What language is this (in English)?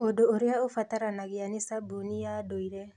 Kikuyu